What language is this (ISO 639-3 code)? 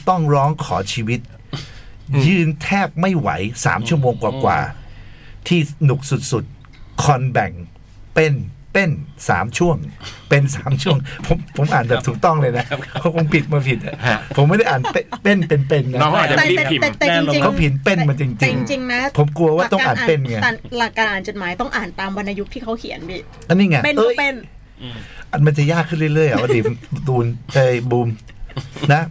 tha